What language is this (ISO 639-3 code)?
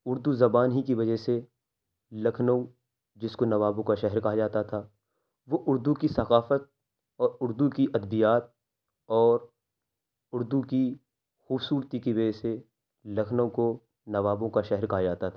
urd